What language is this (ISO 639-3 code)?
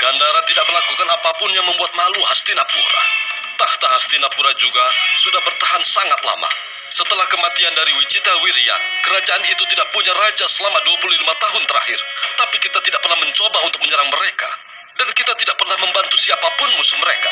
ind